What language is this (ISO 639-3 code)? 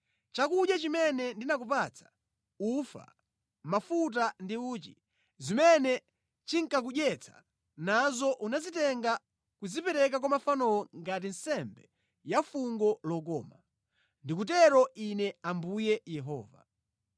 nya